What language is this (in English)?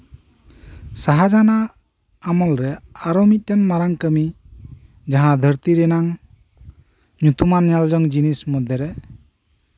Santali